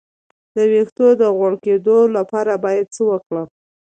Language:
Pashto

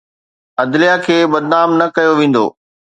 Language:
Sindhi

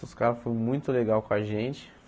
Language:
Portuguese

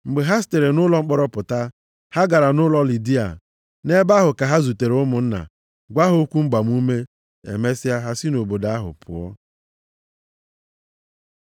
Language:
Igbo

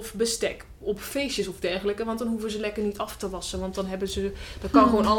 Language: Dutch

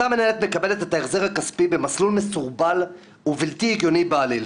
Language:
Hebrew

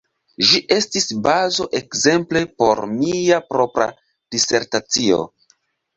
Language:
Esperanto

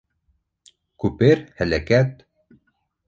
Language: Bashkir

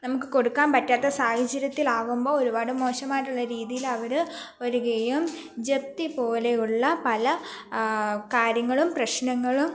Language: Malayalam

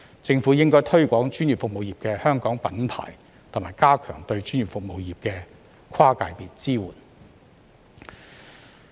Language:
Cantonese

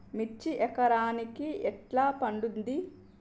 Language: Telugu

